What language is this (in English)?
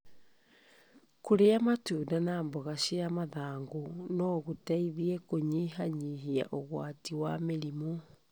Kikuyu